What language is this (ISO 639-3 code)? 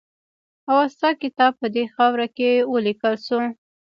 pus